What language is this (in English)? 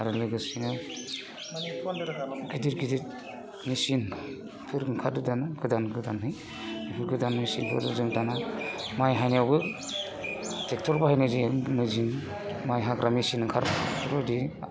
Bodo